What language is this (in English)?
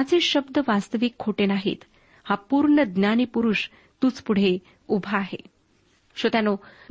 Marathi